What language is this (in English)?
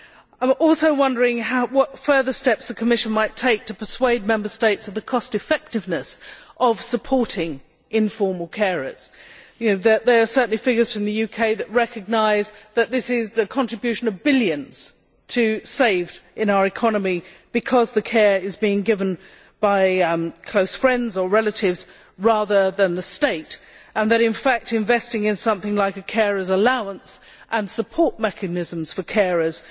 English